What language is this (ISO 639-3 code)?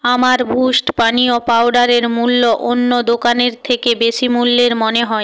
ben